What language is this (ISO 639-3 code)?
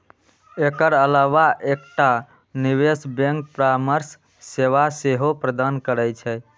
mai